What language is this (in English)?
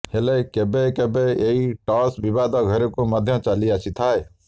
Odia